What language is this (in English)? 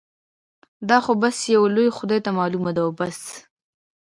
Pashto